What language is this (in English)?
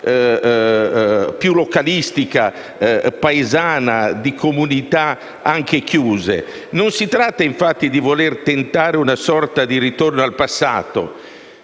Italian